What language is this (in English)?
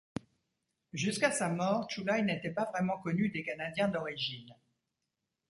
French